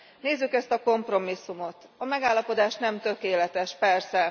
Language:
Hungarian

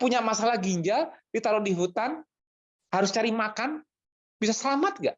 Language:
Indonesian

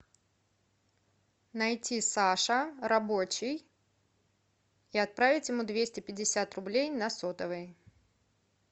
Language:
Russian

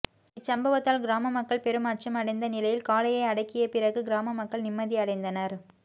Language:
Tamil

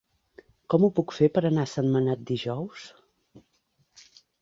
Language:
Catalan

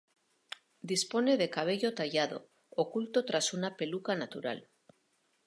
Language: Spanish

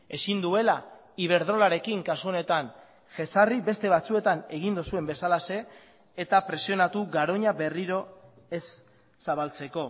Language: Basque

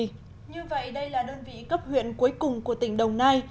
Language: Vietnamese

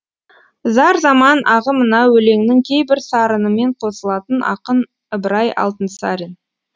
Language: Kazakh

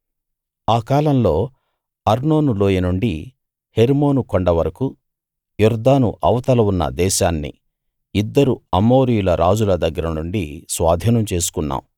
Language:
Telugu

